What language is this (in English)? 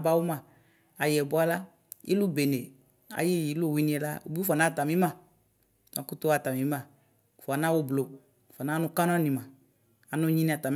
Ikposo